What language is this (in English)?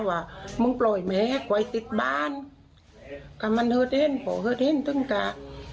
Thai